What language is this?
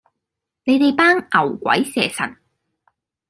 Cantonese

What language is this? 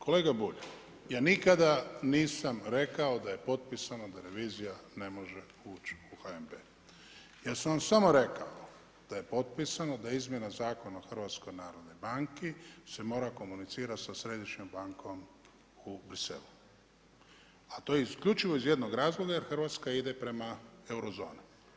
Croatian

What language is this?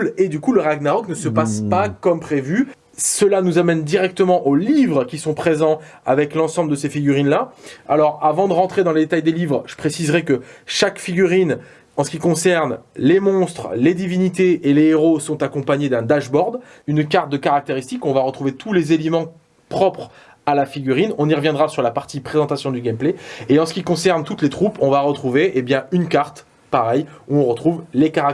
French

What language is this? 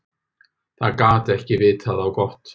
Icelandic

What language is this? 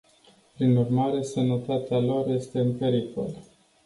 Romanian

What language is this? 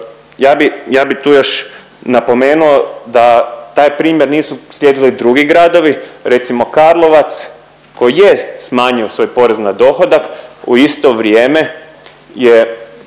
Croatian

